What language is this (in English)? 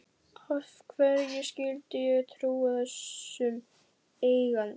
Icelandic